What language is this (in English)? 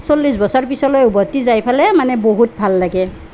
Assamese